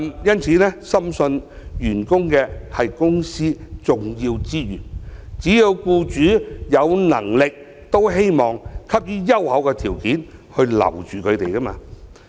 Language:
Cantonese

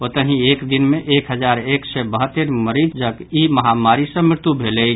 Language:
Maithili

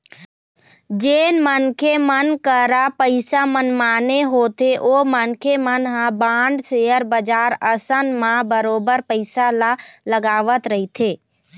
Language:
Chhattisgarhi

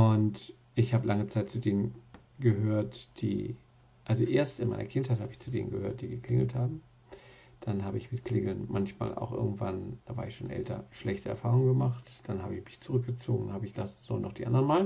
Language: German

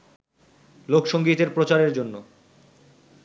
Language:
Bangla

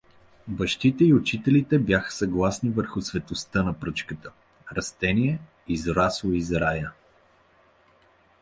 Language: Bulgarian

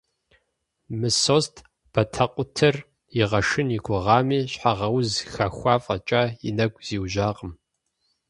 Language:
Kabardian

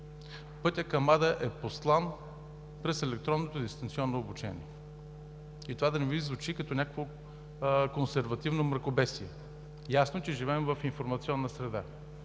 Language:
Bulgarian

